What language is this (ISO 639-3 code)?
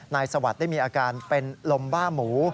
tha